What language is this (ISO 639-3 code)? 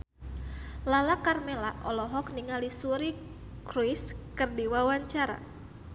sun